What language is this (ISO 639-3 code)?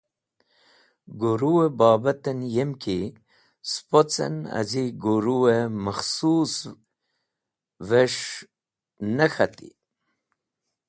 wbl